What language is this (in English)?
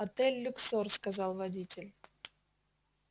Russian